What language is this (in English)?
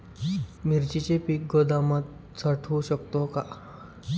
Marathi